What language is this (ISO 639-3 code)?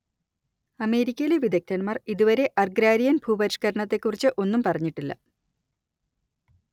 mal